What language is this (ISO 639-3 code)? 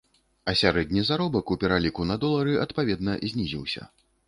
bel